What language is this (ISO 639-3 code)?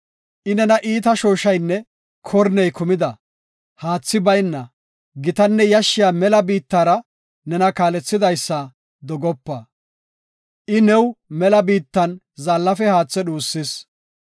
gof